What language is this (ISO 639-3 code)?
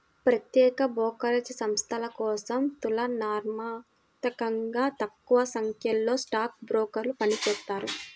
tel